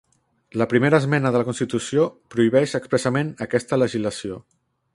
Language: Catalan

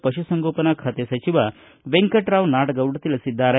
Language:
Kannada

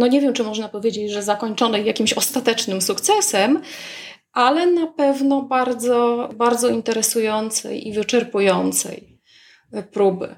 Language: Polish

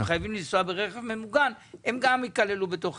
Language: Hebrew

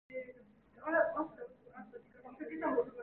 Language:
Korean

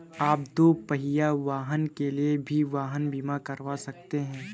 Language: Hindi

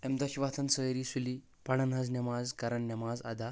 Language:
Kashmiri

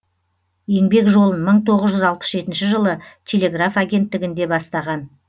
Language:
Kazakh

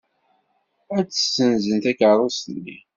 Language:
Kabyle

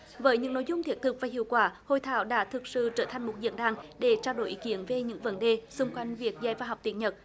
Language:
Vietnamese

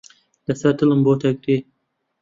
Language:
Central Kurdish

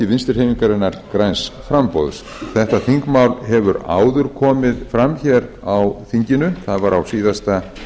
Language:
Icelandic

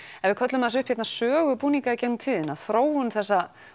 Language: Icelandic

